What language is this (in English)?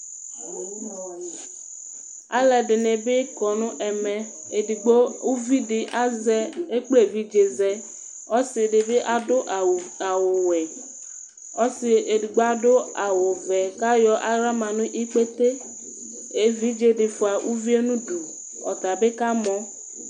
Ikposo